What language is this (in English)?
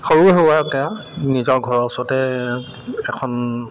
Assamese